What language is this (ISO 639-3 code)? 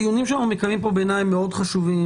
heb